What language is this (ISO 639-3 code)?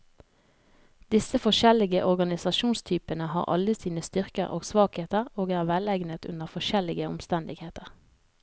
nor